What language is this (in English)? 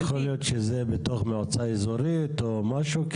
Hebrew